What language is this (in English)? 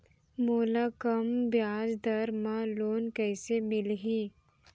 Chhattisgarhi